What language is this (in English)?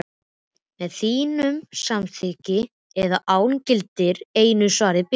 Icelandic